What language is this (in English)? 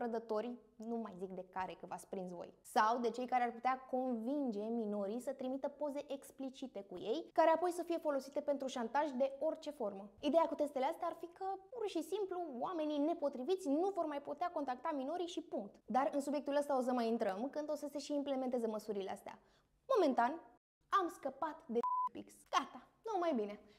Romanian